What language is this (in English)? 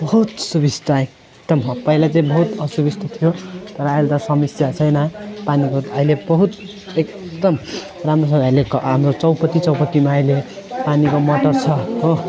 Nepali